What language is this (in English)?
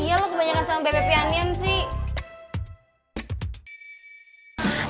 Indonesian